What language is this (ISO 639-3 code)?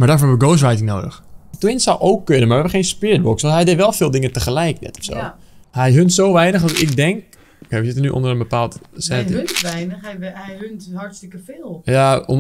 nld